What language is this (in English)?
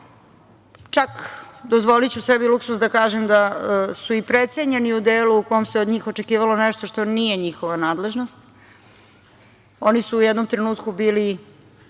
Serbian